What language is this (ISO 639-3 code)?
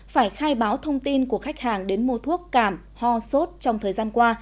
vie